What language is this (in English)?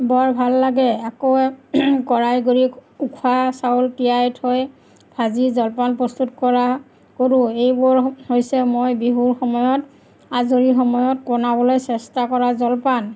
Assamese